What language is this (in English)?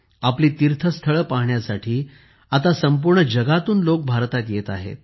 Marathi